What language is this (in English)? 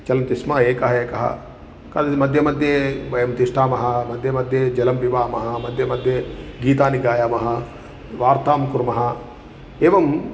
Sanskrit